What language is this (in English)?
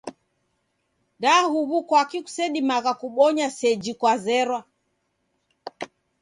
Taita